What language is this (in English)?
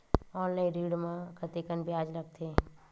Chhattisgarhi